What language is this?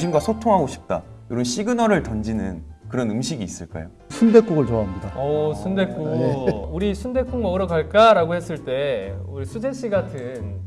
Korean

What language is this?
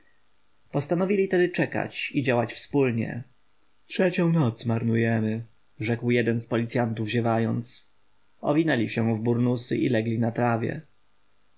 Polish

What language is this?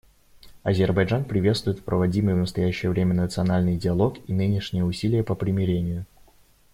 Russian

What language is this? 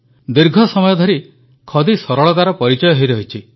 Odia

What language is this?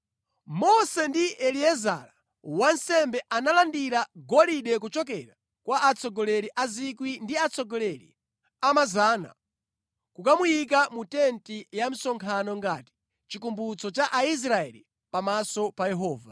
Nyanja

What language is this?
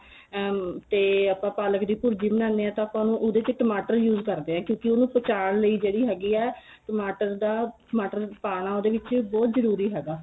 Punjabi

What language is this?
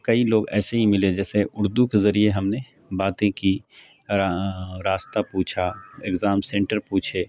Urdu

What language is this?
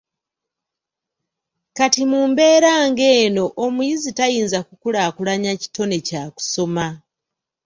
Ganda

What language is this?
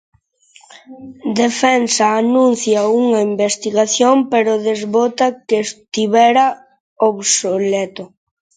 Galician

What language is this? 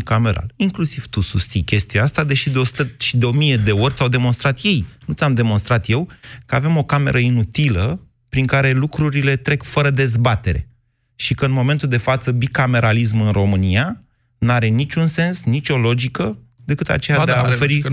Romanian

